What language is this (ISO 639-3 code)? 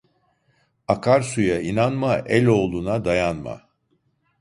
tur